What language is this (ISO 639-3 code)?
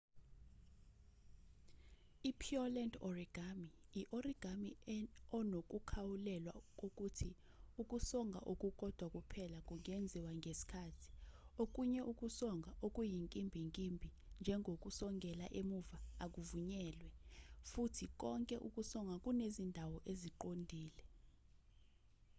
zul